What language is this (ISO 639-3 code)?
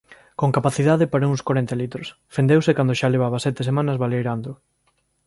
glg